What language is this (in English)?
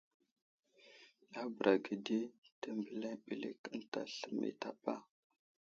Wuzlam